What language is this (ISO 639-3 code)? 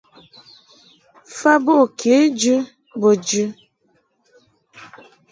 mhk